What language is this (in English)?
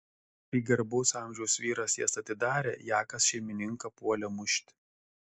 Lithuanian